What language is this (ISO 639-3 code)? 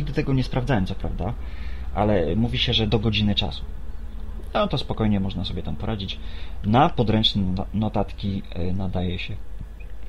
pol